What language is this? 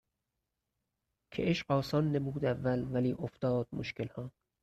Persian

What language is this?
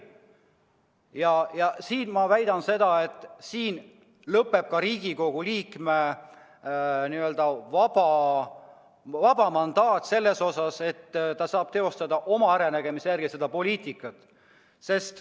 Estonian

